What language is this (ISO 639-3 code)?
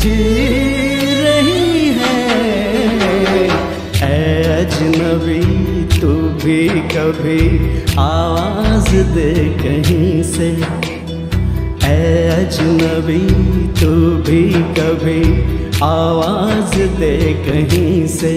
hin